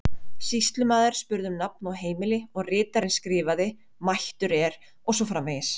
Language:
Icelandic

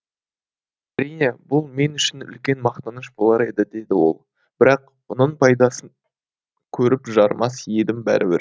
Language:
Kazakh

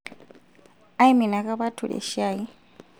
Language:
Masai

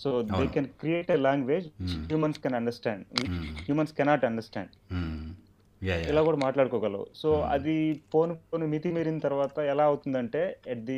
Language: Telugu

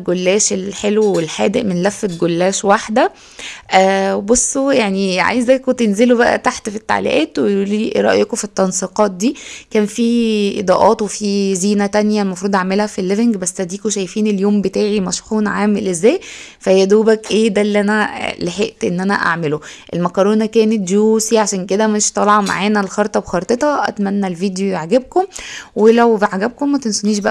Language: Arabic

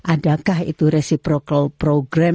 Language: Indonesian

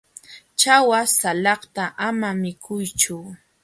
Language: Jauja Wanca Quechua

